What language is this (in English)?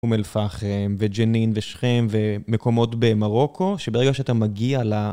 Hebrew